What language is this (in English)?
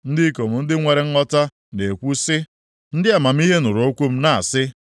Igbo